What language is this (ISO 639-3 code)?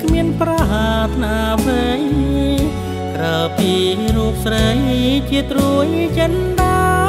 tha